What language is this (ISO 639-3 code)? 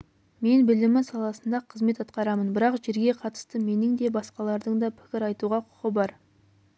kaz